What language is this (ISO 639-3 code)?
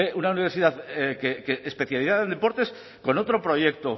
spa